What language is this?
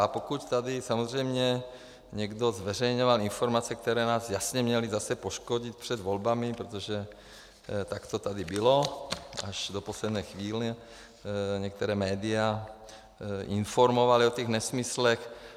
Czech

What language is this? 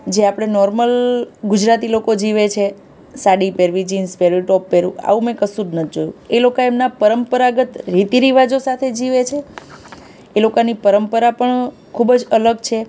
Gujarati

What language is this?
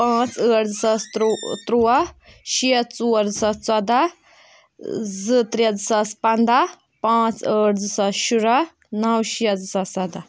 Kashmiri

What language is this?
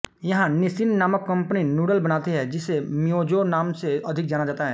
Hindi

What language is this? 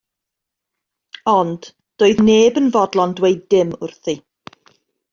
Welsh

